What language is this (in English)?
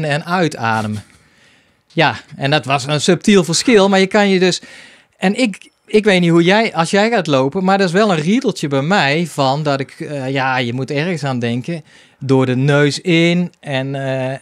Dutch